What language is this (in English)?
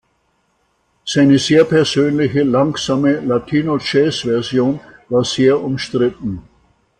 German